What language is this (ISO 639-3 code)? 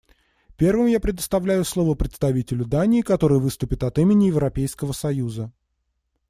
rus